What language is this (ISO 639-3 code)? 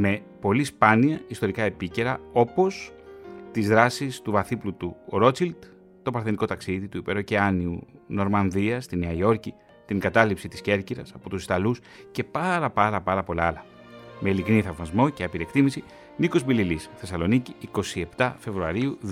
ell